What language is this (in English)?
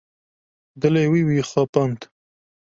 Kurdish